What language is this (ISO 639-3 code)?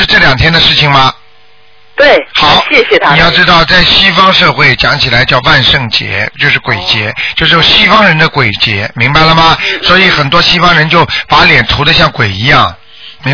zho